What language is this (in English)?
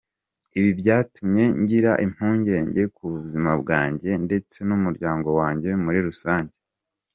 Kinyarwanda